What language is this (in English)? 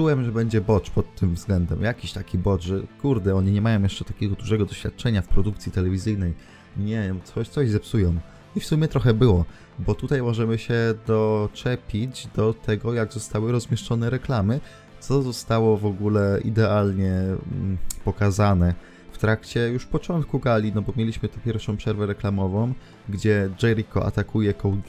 Polish